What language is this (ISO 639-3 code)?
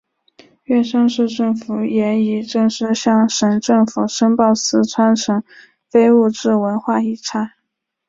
zho